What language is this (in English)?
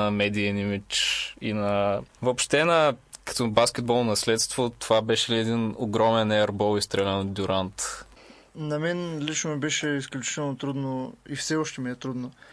Bulgarian